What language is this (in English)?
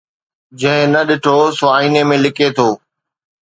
Sindhi